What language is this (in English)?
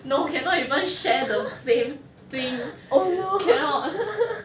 English